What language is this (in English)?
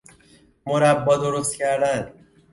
Persian